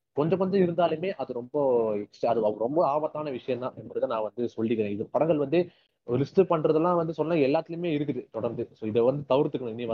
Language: Tamil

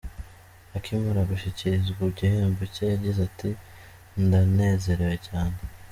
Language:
Kinyarwanda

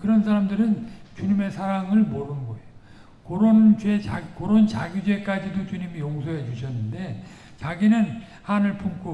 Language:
Korean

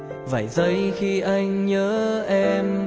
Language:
Vietnamese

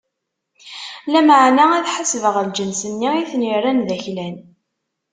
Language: Kabyle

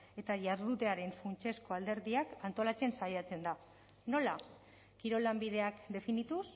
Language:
Basque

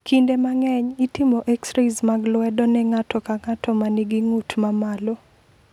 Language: Luo (Kenya and Tanzania)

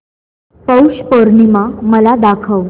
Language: Marathi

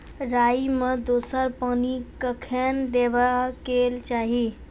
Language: Maithili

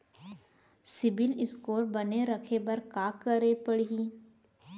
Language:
Chhattisgarhi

